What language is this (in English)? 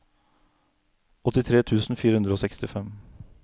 Norwegian